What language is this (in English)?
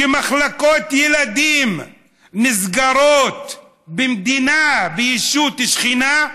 Hebrew